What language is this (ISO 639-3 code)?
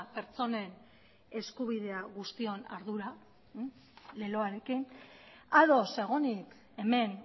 eus